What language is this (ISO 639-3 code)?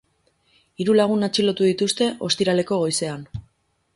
eus